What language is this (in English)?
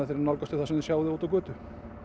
Icelandic